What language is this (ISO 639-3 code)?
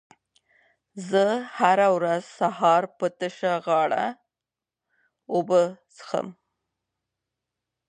pus